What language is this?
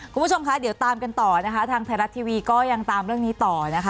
Thai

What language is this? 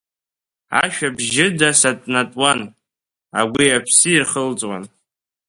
Abkhazian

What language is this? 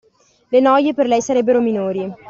Italian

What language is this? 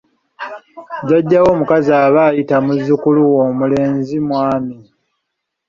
Ganda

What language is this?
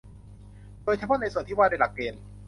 Thai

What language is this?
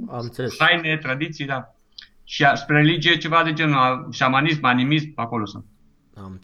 Romanian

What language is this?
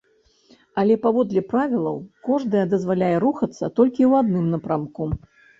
Belarusian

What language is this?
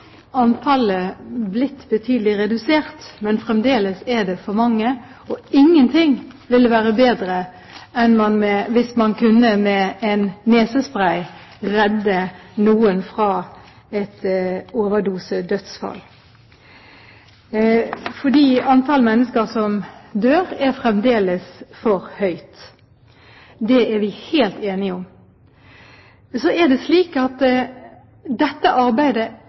Norwegian Bokmål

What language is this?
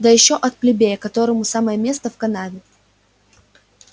Russian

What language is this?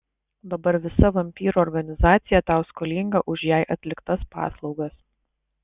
Lithuanian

